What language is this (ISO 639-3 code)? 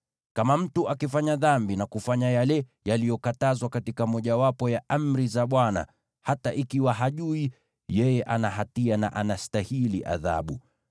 swa